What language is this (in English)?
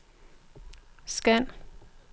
Danish